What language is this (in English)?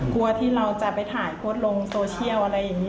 Thai